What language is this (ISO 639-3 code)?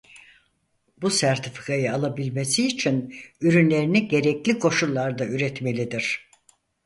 tur